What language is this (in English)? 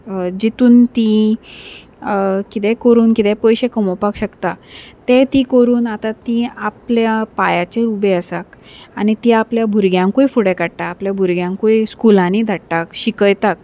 Konkani